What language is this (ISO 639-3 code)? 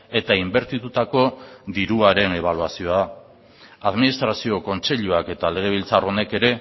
eus